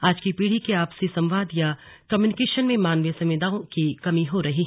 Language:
Hindi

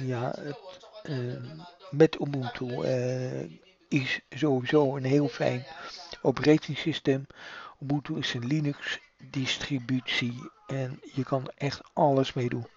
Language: Dutch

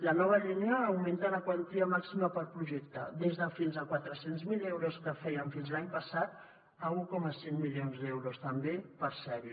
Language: Catalan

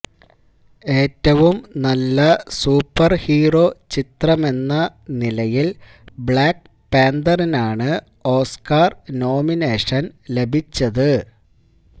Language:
Malayalam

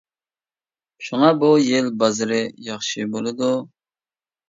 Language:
Uyghur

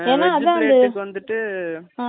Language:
Tamil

